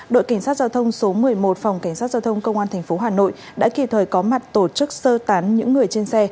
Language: Vietnamese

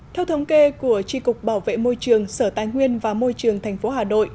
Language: Vietnamese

